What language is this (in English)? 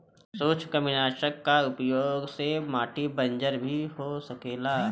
Bhojpuri